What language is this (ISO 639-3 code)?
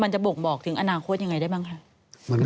tha